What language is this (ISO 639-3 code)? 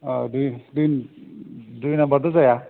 brx